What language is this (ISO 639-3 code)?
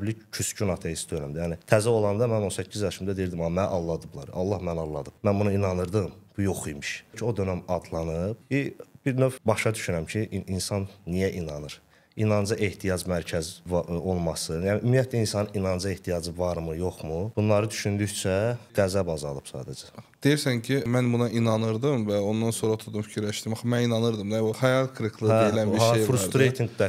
tur